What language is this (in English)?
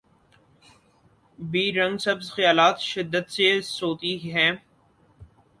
Urdu